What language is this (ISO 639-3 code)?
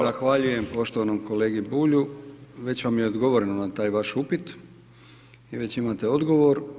hrv